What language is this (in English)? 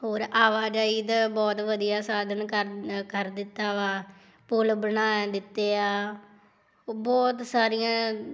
Punjabi